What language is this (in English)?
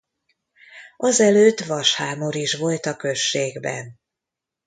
Hungarian